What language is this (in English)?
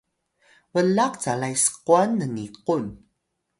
Atayal